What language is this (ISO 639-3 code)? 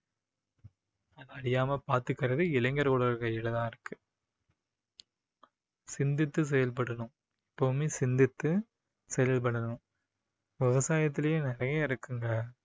tam